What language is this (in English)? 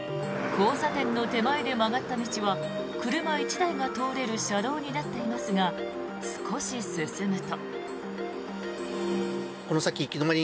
Japanese